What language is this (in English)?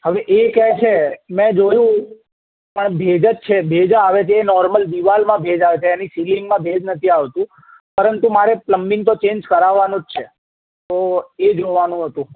Gujarati